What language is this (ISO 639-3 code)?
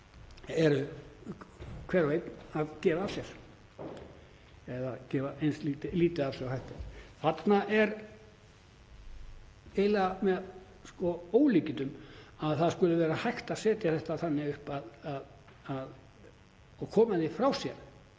isl